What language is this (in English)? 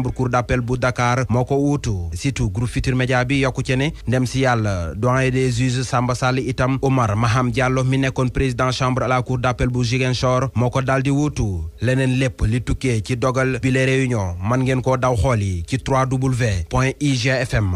French